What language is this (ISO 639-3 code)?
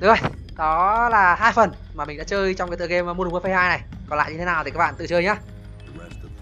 vie